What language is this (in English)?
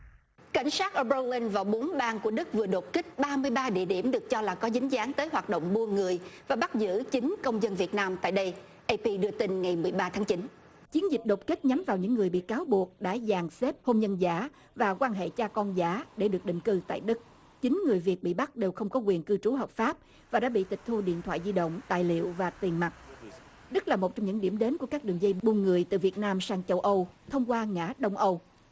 Vietnamese